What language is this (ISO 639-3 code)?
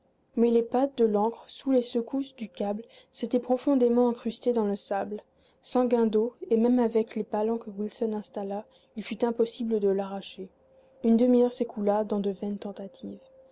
fra